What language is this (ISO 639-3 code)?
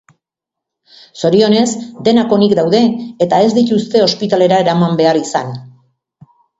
eus